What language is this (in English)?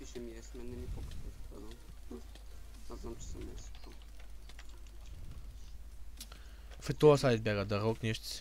Bulgarian